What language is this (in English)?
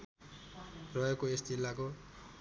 Nepali